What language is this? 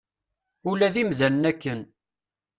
Kabyle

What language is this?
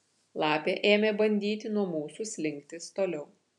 Lithuanian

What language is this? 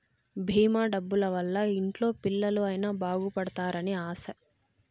Telugu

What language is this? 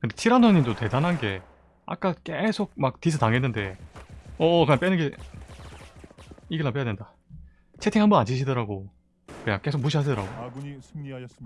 Korean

